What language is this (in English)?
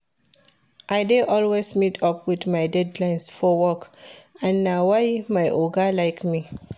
Nigerian Pidgin